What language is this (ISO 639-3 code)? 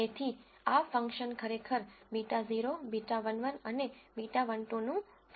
guj